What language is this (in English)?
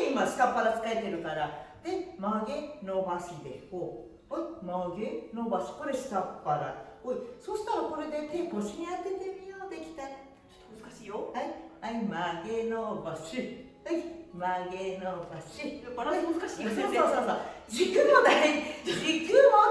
Japanese